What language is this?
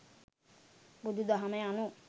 Sinhala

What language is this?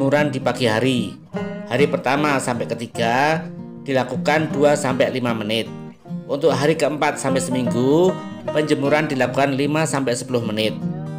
Indonesian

